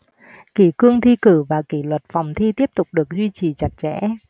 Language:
Vietnamese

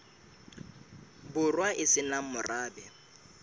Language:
Southern Sotho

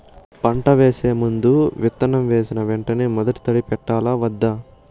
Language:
Telugu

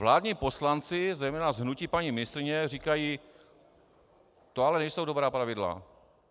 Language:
Czech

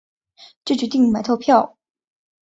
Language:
Chinese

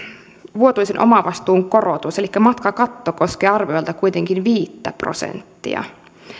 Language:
Finnish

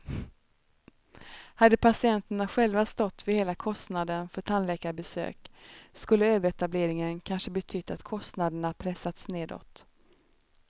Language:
Swedish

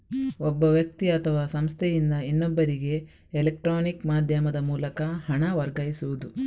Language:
Kannada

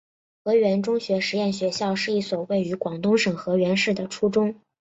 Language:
Chinese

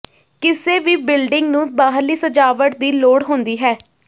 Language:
Punjabi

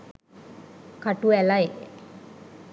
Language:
Sinhala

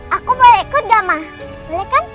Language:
Indonesian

